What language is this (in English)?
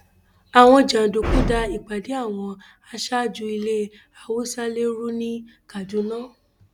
Yoruba